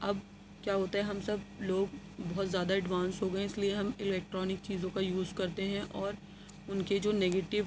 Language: Urdu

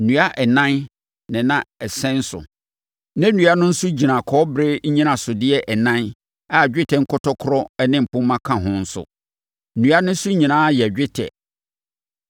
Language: Akan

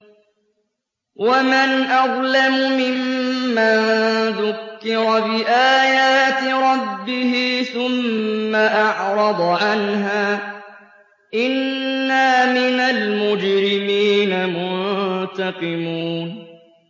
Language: Arabic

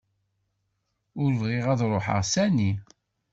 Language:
Kabyle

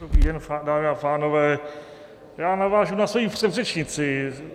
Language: Czech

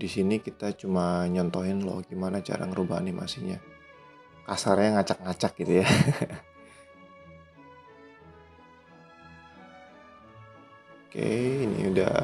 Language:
Indonesian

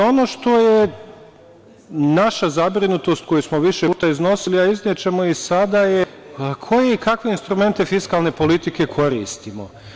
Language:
Serbian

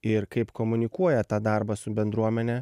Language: Lithuanian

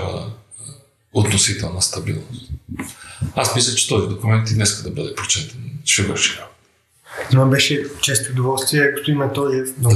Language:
Bulgarian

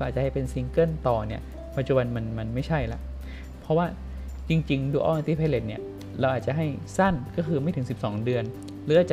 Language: Thai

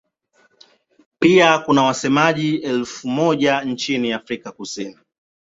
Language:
Swahili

